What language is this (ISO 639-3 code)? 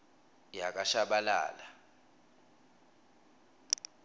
ssw